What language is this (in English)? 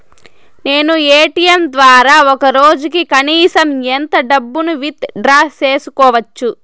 Telugu